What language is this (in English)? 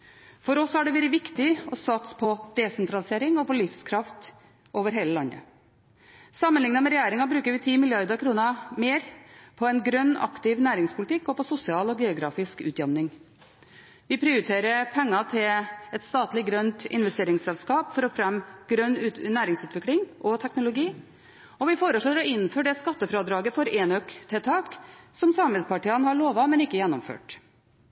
Norwegian Bokmål